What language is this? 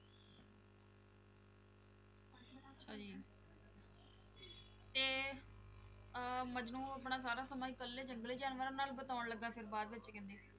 Punjabi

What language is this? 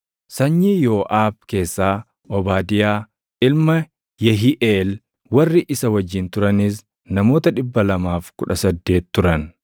Oromo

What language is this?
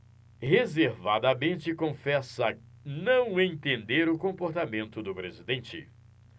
Portuguese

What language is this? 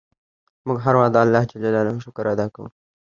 Pashto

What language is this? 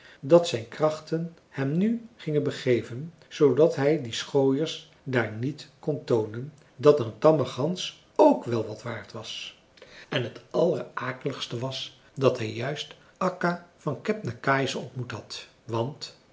Dutch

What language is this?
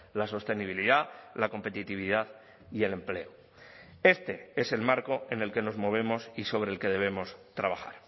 Spanish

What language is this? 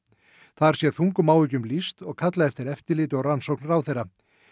Icelandic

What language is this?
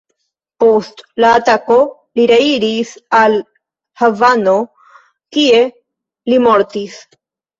Esperanto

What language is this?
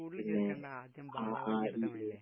Malayalam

